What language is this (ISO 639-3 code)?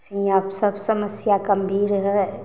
mai